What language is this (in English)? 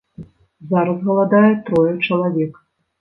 Belarusian